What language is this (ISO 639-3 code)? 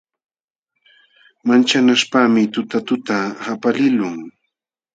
qxw